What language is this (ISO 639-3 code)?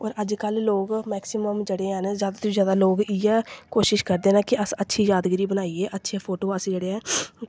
doi